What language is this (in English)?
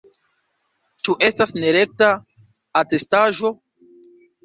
Esperanto